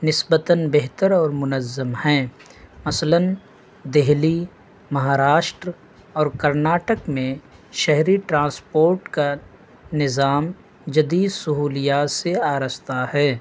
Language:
Urdu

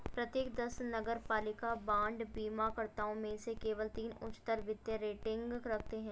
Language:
Hindi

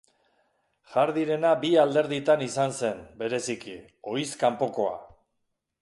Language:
Basque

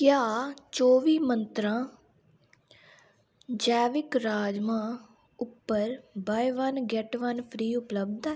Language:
Dogri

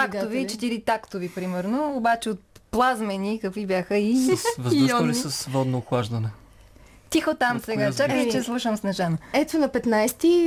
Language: Bulgarian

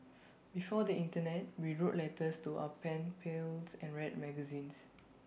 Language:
English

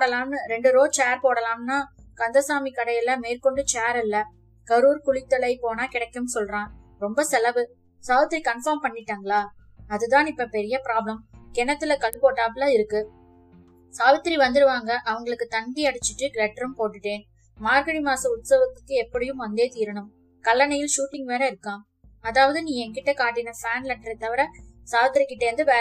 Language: Tamil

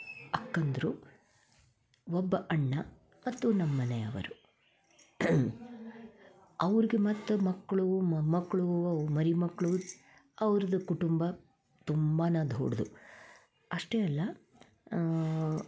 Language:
Kannada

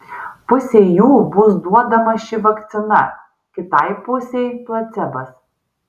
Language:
Lithuanian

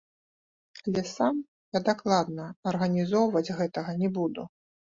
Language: Belarusian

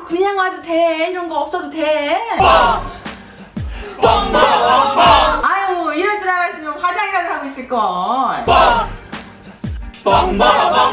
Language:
Korean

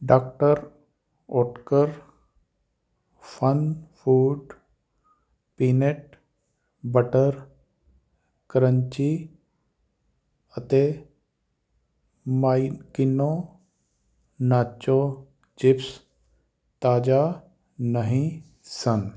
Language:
Punjabi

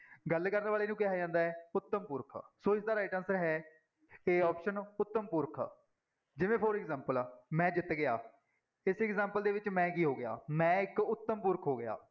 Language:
Punjabi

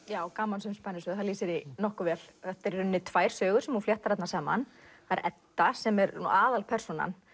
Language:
Icelandic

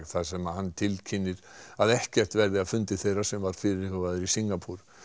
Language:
Icelandic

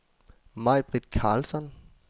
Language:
Danish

